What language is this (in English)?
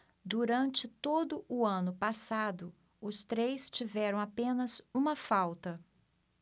Portuguese